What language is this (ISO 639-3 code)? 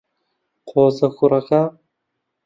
ckb